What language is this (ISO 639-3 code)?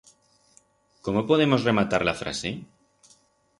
arg